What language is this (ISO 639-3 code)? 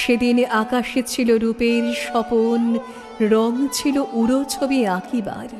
ben